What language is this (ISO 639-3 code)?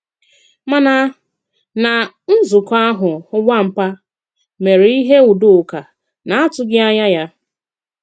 ibo